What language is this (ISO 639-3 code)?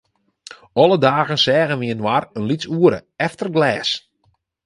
fry